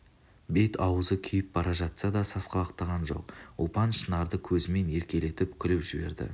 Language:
Kazakh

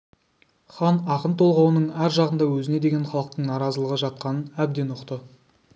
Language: Kazakh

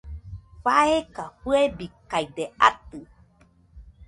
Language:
Nüpode Huitoto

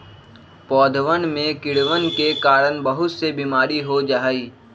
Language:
Magahi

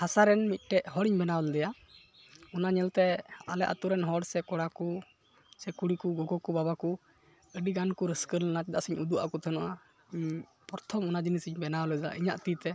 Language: Santali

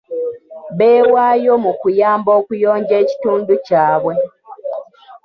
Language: Ganda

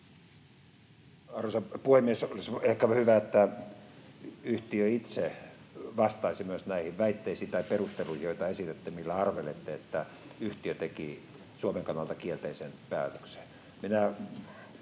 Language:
Finnish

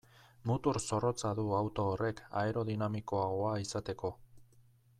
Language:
Basque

